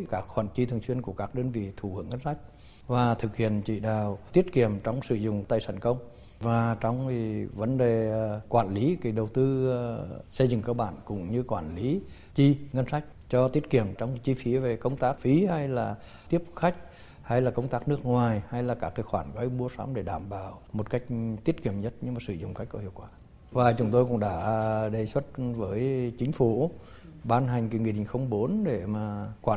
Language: Vietnamese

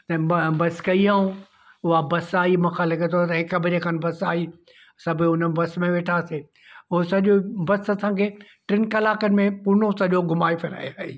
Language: Sindhi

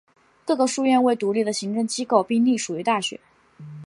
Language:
Chinese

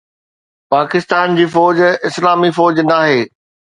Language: Sindhi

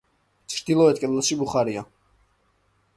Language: Georgian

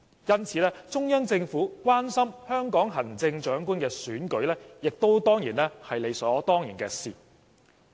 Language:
Cantonese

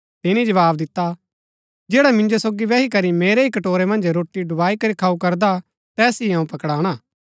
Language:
Gaddi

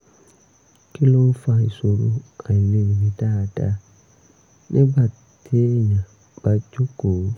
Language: Yoruba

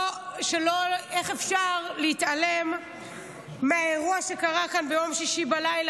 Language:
Hebrew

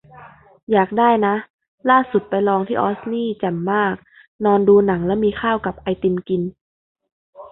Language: Thai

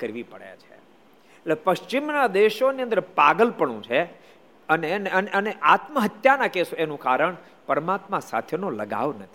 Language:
Gujarati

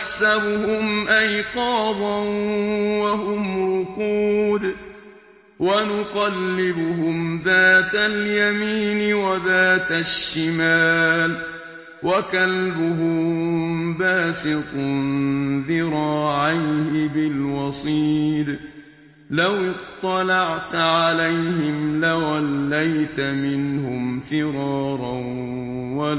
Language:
Arabic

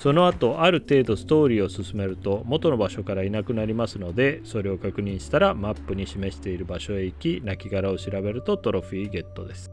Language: Japanese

